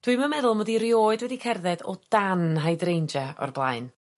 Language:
Welsh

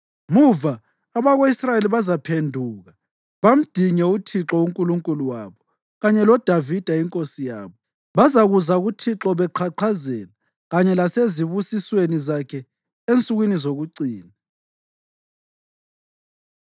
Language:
North Ndebele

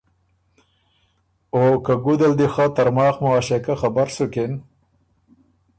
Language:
Ormuri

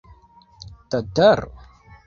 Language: Esperanto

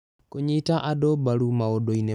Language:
Kikuyu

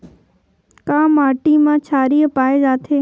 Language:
Chhattisgarhi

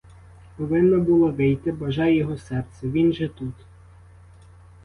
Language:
Ukrainian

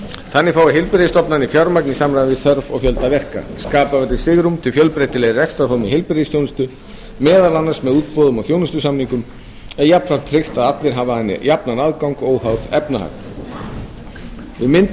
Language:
Icelandic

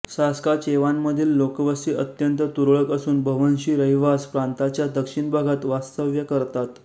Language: Marathi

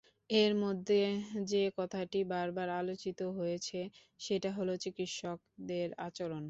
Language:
Bangla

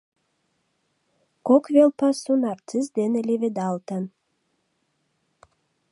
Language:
Mari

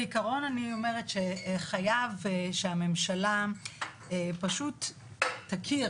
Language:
Hebrew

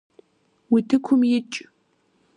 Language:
Kabardian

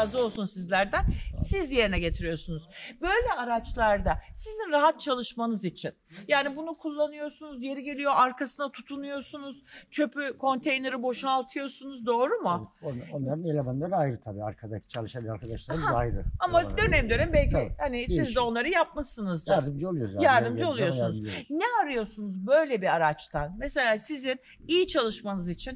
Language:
Turkish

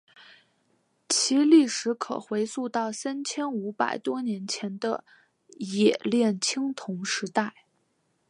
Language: Chinese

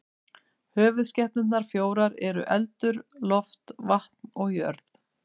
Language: Icelandic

